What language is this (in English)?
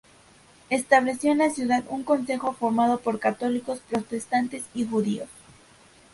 Spanish